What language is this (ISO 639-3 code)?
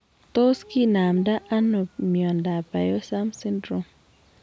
kln